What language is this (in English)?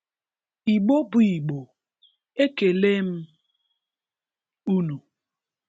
Igbo